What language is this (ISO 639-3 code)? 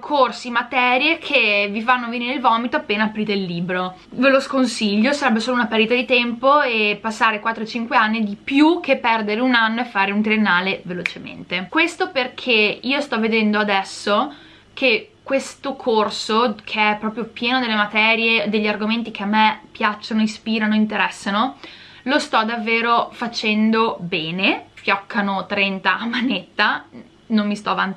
ita